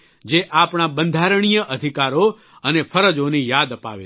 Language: Gujarati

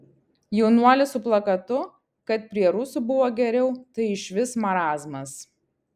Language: Lithuanian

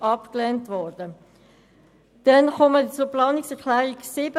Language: Swiss German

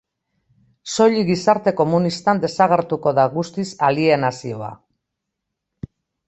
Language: Basque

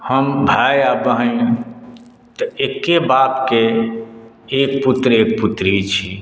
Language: Maithili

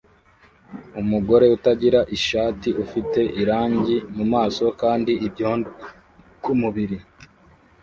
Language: Kinyarwanda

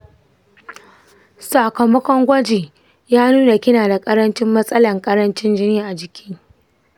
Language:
Hausa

